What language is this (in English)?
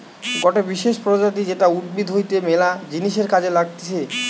Bangla